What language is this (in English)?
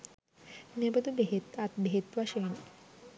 Sinhala